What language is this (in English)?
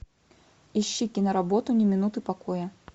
Russian